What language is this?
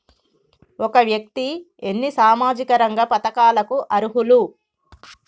Telugu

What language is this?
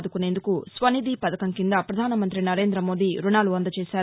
Telugu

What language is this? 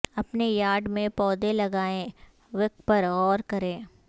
Urdu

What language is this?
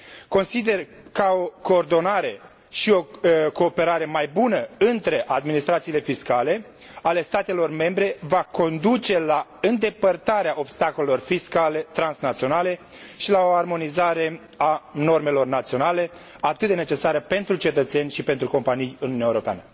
Romanian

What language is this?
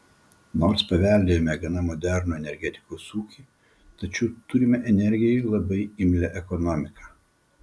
Lithuanian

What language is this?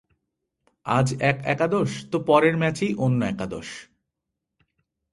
Bangla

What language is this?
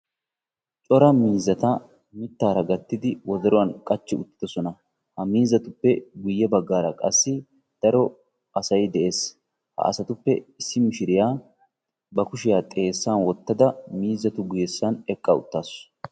Wolaytta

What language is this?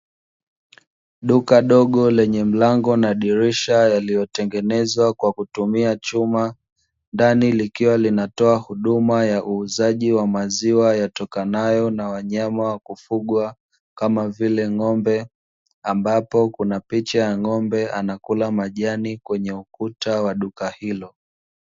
Swahili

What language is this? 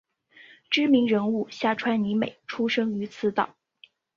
Chinese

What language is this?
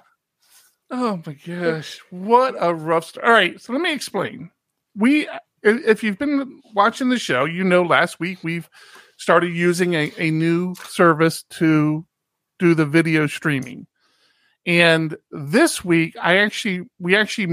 English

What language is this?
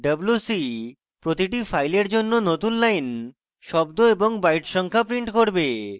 Bangla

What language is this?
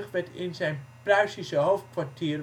Dutch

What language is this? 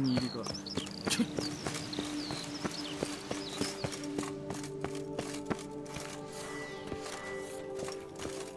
Japanese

